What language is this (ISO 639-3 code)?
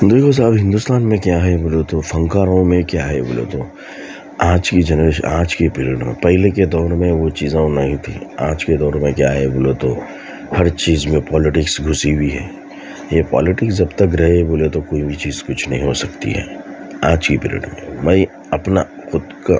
urd